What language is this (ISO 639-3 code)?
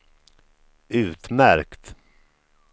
swe